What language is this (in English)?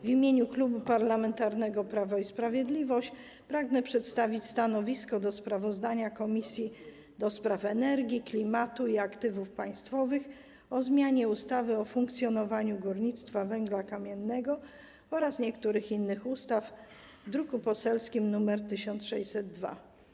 Polish